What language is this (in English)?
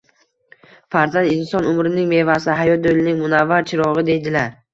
Uzbek